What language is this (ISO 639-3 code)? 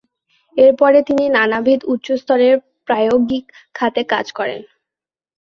ben